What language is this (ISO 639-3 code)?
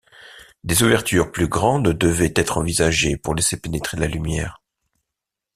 fra